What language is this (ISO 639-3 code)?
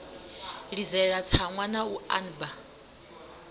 ven